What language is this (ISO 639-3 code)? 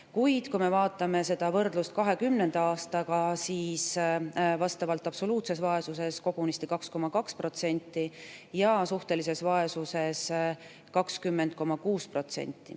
est